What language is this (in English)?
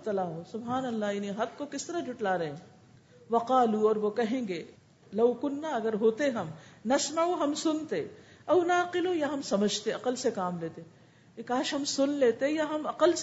Urdu